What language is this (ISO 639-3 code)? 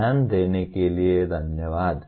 hin